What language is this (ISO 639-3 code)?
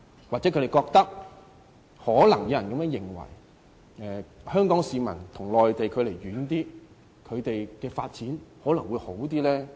yue